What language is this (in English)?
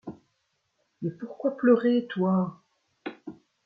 French